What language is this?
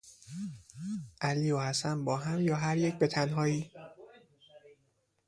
Persian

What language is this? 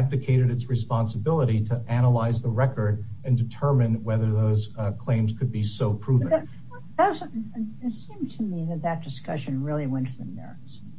English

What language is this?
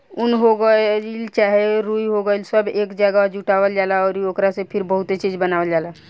Bhojpuri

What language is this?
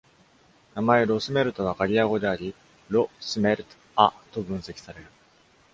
Japanese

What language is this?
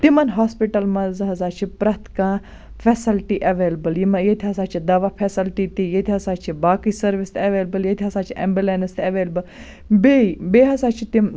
Kashmiri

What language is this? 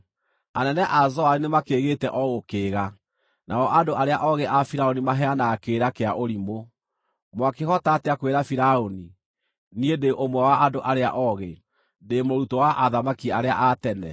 Kikuyu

